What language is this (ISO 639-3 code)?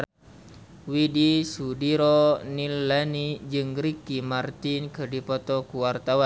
sun